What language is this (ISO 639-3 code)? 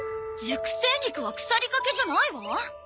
jpn